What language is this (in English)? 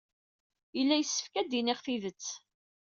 Kabyle